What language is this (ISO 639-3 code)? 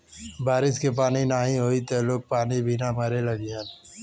bho